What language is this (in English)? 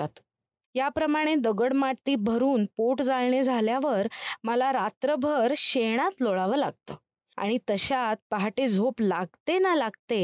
Marathi